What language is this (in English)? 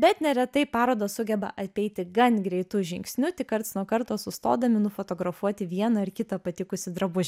Lithuanian